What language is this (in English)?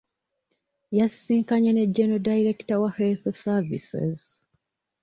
Ganda